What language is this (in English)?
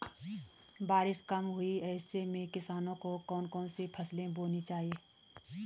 Hindi